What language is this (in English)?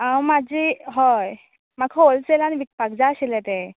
Konkani